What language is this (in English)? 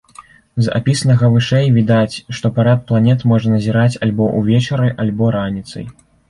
Belarusian